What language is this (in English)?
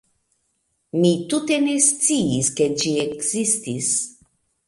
Esperanto